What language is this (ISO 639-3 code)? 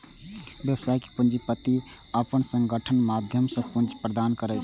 mai